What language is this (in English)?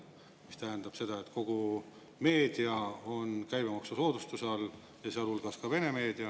Estonian